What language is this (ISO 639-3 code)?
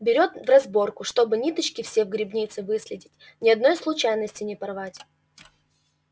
rus